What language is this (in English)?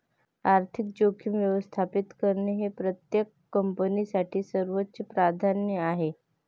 Marathi